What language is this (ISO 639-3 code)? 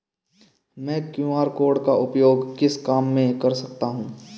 hin